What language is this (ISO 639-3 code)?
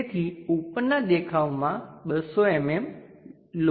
guj